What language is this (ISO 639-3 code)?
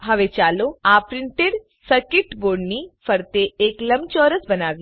guj